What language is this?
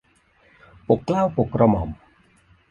Thai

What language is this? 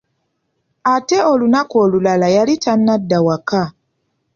Ganda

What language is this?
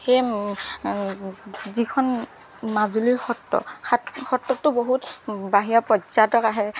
Assamese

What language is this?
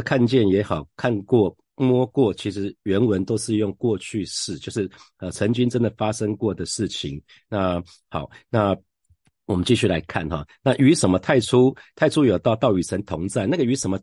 Chinese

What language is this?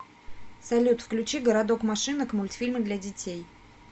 Russian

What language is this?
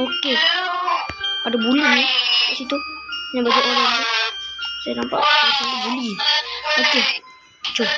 Malay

